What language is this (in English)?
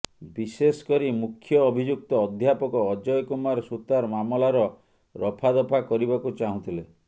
Odia